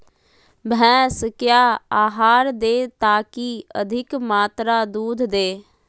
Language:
Magahi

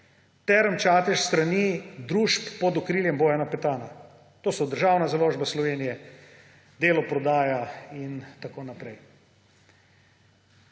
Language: Slovenian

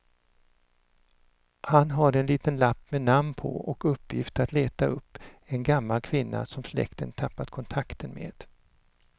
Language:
Swedish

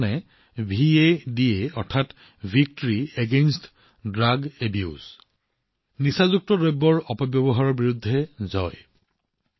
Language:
Assamese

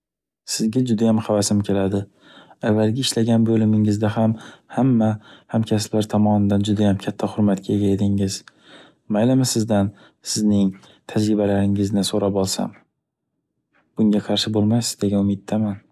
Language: Uzbek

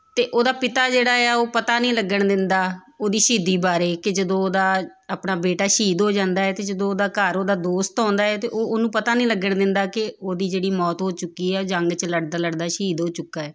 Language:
Punjabi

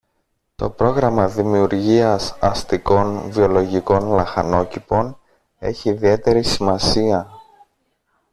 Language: Greek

